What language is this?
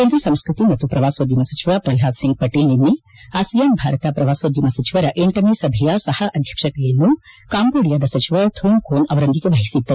Kannada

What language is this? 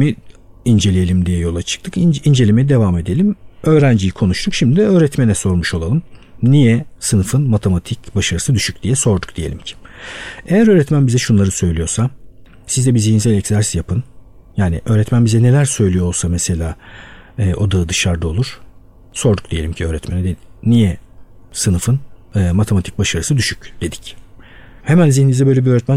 Turkish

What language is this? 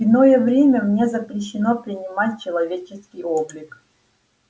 Russian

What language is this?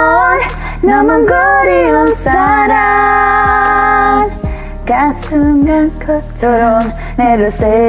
Korean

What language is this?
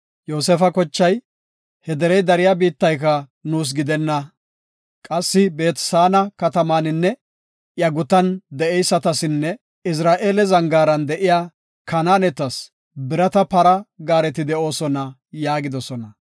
Gofa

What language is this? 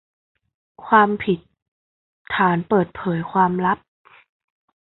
Thai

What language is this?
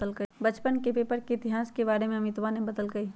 Magahi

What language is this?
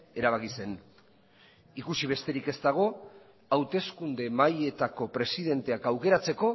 Basque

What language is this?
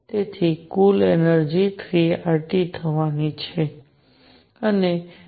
Gujarati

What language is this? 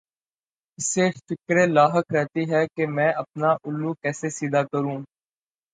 Urdu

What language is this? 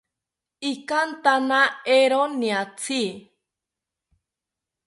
South Ucayali Ashéninka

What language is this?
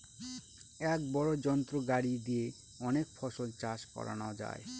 Bangla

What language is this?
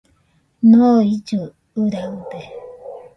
Nüpode Huitoto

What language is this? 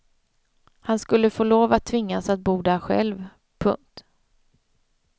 Swedish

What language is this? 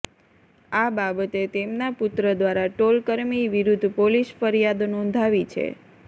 Gujarati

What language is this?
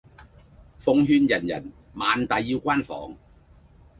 Cantonese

